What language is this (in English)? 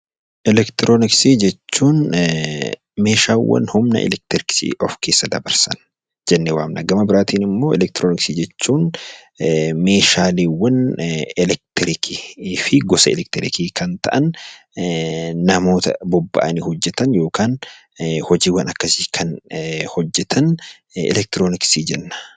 Oromo